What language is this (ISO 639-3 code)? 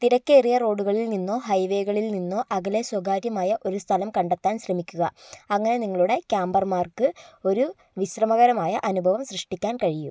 mal